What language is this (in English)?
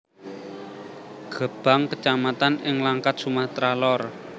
Javanese